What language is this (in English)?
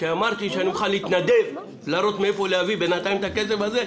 Hebrew